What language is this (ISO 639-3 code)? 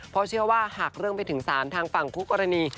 tha